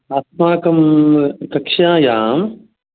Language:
Sanskrit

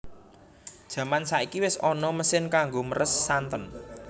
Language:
Javanese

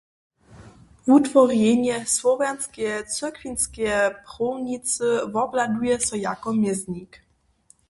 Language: Upper Sorbian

